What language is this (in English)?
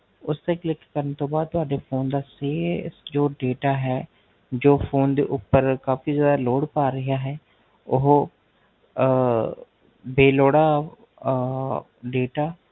Punjabi